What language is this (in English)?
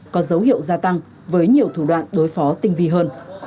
Vietnamese